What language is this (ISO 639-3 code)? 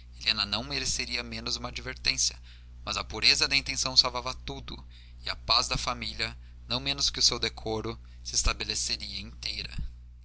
por